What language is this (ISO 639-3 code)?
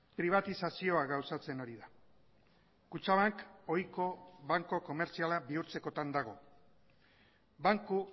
eus